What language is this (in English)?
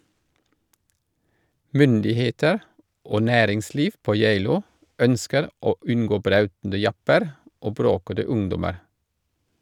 Norwegian